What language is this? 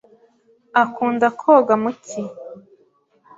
Kinyarwanda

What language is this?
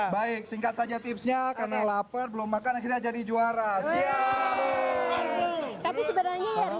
Indonesian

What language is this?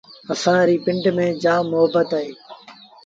Sindhi Bhil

